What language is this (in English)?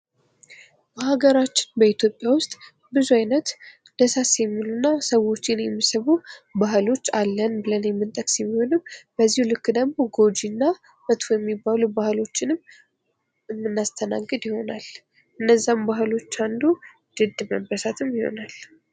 Amharic